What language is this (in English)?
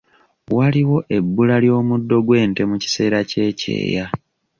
Ganda